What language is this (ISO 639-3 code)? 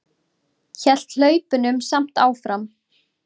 isl